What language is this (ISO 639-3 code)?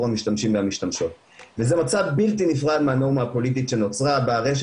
heb